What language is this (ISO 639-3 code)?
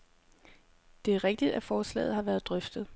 dan